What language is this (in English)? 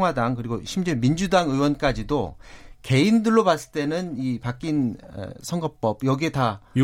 Korean